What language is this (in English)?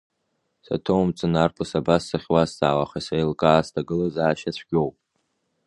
Abkhazian